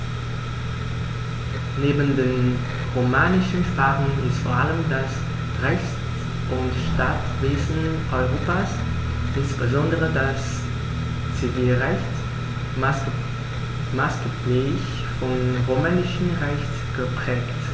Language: German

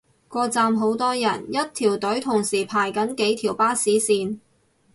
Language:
Cantonese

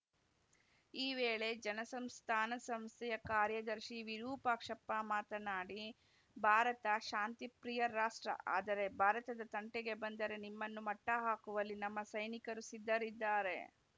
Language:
Kannada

